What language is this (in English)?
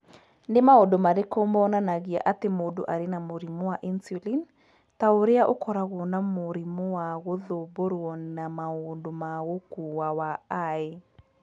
Kikuyu